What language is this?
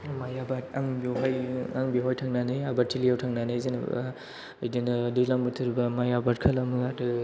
Bodo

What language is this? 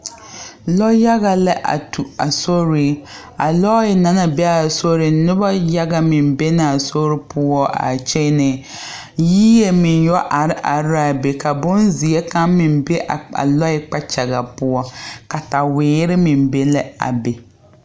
Southern Dagaare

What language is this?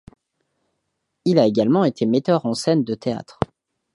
French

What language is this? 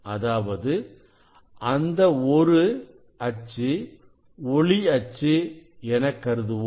Tamil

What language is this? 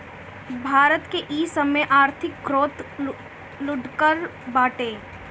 Bhojpuri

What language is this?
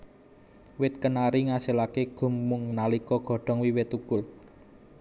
Javanese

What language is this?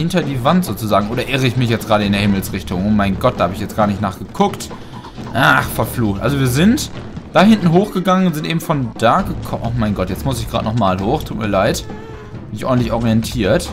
German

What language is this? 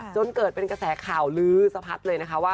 Thai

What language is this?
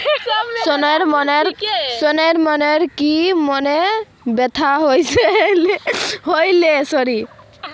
Magahi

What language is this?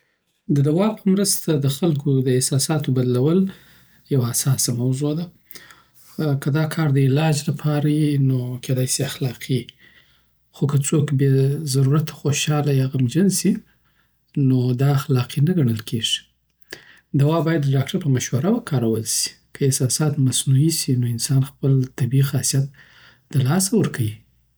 Southern Pashto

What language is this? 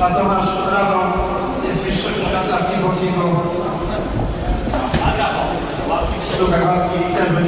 Polish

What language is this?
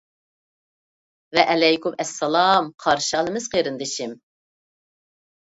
Uyghur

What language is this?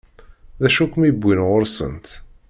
Kabyle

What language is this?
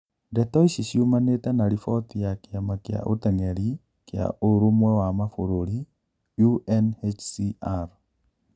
Kikuyu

